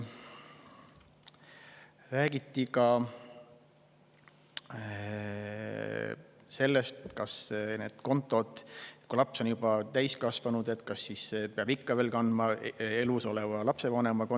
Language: Estonian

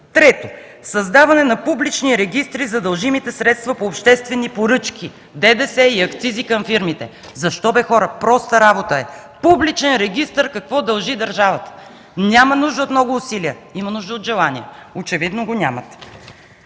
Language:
Bulgarian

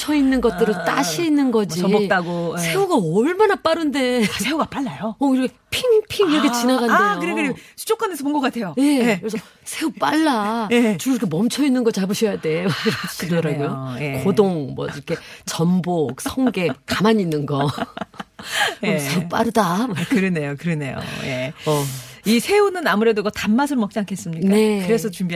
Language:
Korean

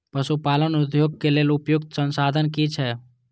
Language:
Maithili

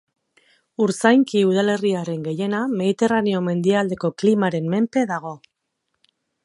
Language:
Basque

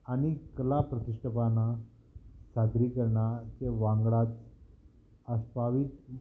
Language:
Konkani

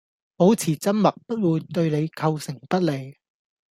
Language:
Cantonese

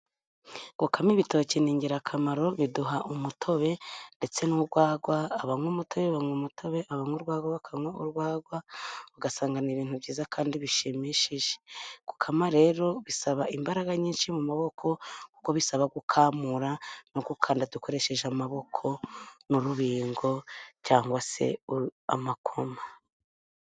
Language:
Kinyarwanda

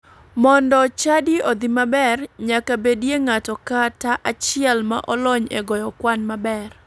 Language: Luo (Kenya and Tanzania)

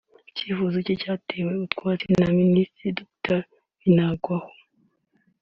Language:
Kinyarwanda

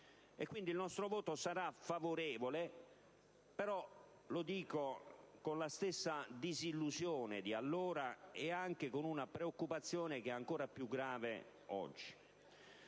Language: Italian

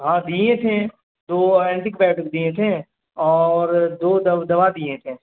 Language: Urdu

